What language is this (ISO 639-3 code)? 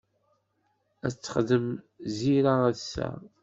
kab